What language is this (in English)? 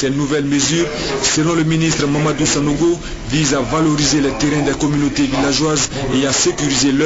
French